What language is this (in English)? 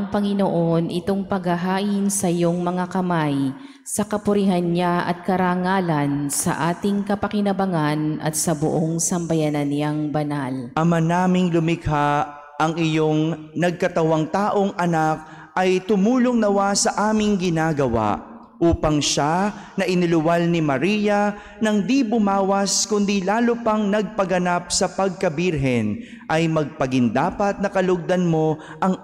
Filipino